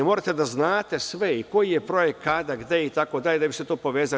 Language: Serbian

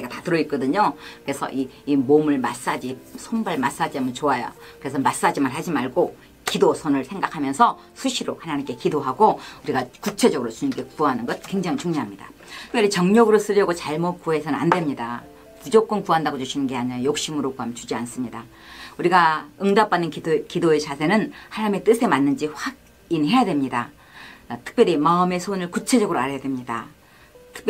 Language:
Korean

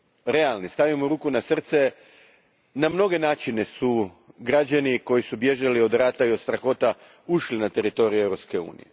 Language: Croatian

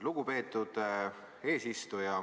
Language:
Estonian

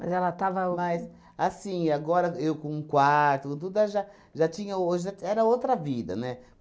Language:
Portuguese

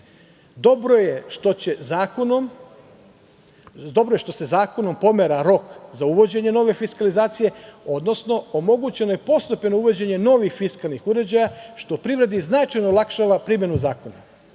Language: Serbian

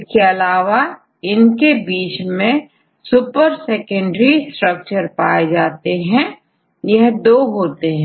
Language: Hindi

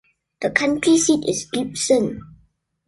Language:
English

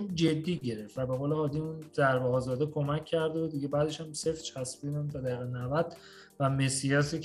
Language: Persian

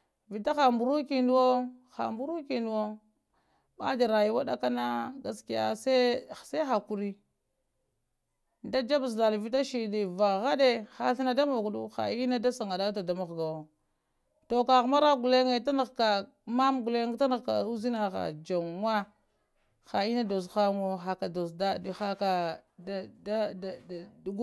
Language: Lamang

